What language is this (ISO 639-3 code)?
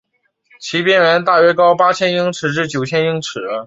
zho